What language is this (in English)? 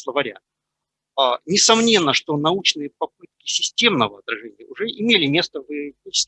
Russian